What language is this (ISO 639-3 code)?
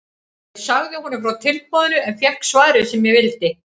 isl